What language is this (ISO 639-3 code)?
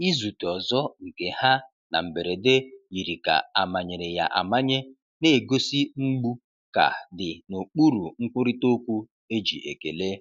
ibo